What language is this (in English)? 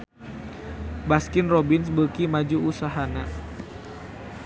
Sundanese